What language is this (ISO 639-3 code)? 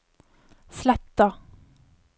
nor